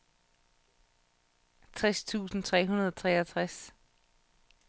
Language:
Danish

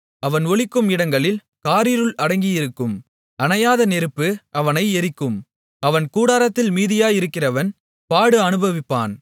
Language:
Tamil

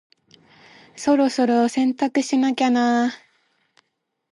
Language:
Japanese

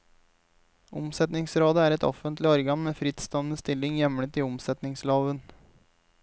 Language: Norwegian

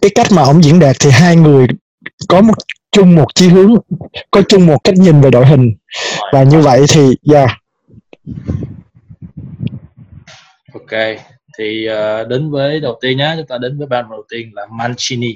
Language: Vietnamese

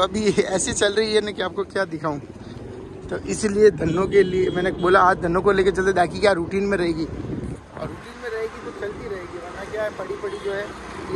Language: Hindi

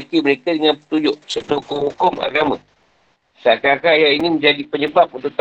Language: Malay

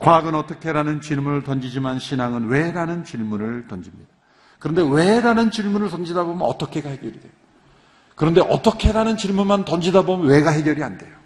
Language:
Korean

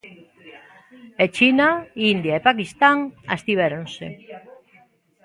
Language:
Galician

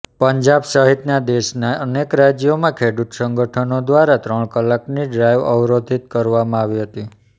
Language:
Gujarati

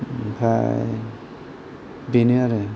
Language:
Bodo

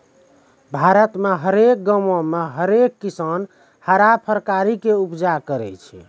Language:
Maithili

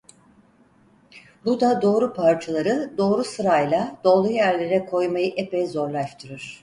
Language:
Turkish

